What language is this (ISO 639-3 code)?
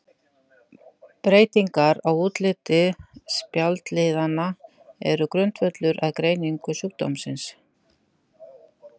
isl